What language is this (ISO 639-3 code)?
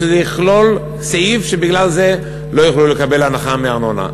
heb